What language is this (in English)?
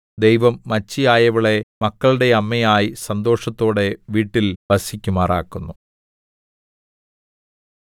Malayalam